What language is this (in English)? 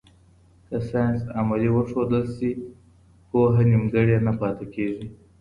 Pashto